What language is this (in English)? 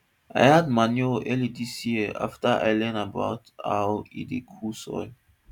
Nigerian Pidgin